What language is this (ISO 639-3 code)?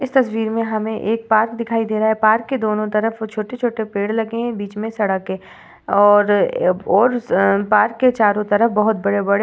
hin